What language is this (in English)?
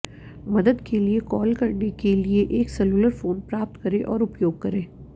Hindi